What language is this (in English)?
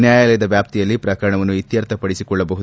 Kannada